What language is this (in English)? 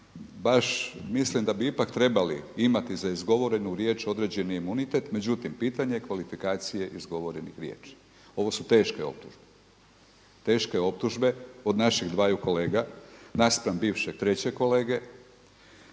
Croatian